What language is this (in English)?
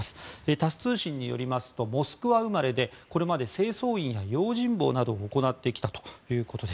Japanese